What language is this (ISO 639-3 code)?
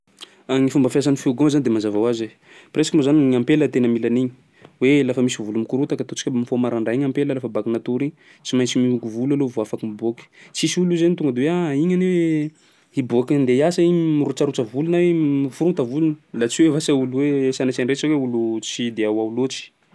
skg